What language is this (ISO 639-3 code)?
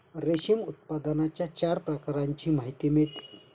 mar